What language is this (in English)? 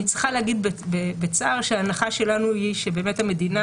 Hebrew